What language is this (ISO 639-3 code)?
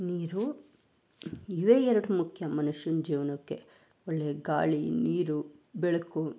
kan